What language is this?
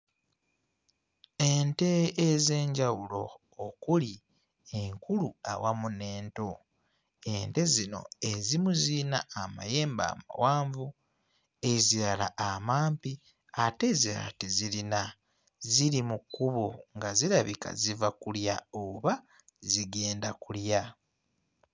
Ganda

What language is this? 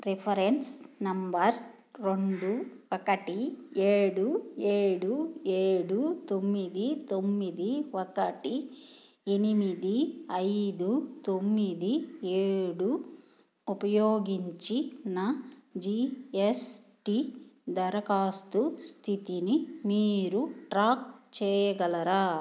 Telugu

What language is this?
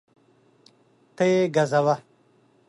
Pashto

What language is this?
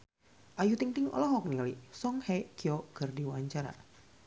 Sundanese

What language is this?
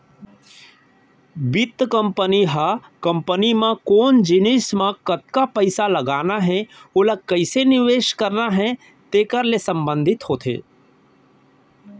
Chhattisgarhi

